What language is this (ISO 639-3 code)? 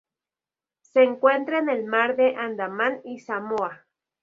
spa